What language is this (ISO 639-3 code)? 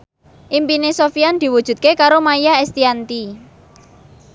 jav